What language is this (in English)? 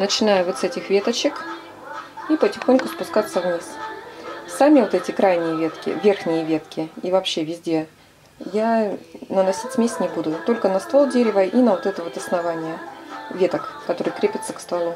Russian